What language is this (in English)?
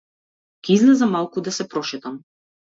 Macedonian